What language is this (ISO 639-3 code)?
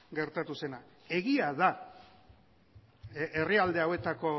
eus